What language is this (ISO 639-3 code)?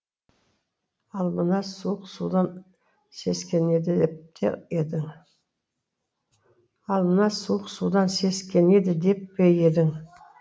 kaz